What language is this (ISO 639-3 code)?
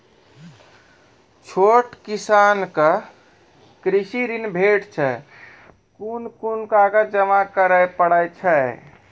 mai